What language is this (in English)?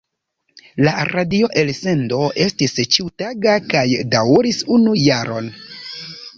Esperanto